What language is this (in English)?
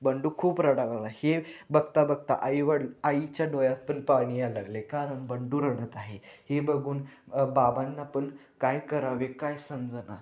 Marathi